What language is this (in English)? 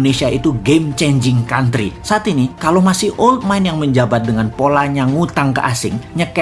Indonesian